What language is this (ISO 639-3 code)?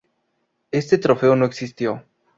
spa